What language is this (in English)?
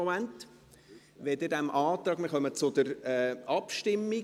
Swiss German